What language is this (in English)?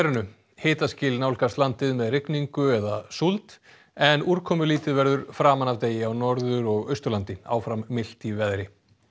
Icelandic